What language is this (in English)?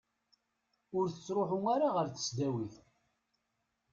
Kabyle